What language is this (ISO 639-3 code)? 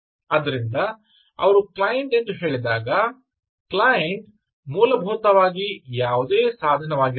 kan